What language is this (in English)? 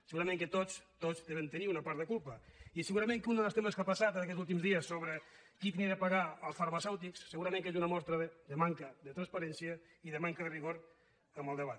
Catalan